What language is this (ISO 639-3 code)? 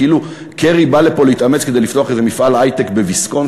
heb